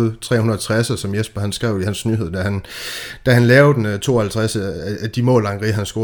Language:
Danish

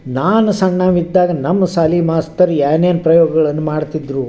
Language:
Kannada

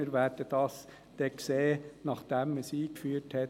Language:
Swiss German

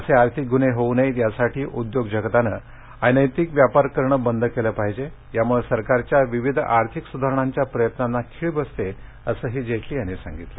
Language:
Marathi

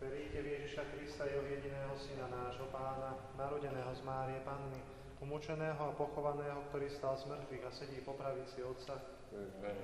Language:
Romanian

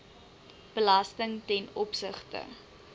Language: Afrikaans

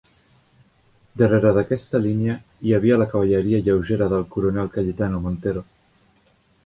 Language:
Catalan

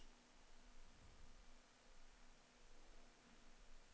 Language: Norwegian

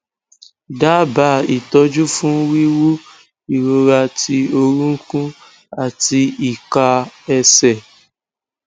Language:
Yoruba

